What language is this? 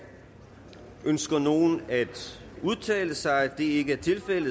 Danish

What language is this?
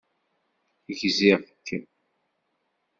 Kabyle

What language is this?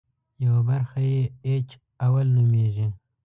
Pashto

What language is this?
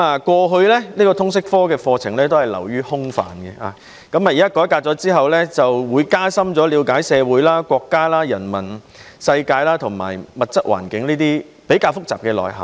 Cantonese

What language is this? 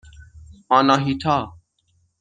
Persian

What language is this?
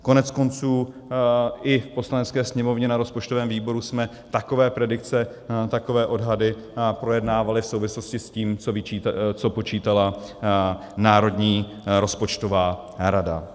Czech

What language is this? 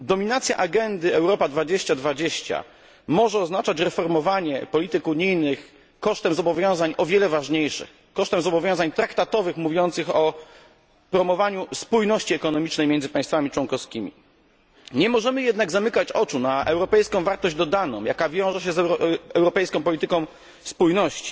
Polish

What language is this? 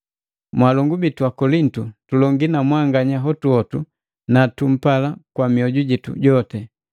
Matengo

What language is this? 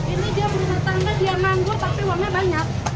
Indonesian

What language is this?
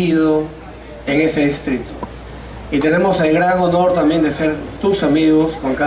Spanish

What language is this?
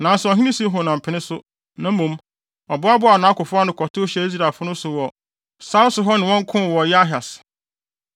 Akan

